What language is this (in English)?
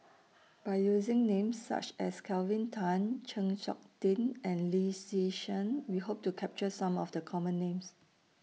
English